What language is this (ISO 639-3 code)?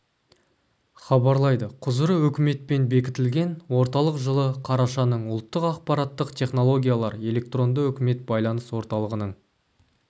kaz